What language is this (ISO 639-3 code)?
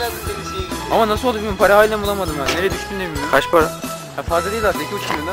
tur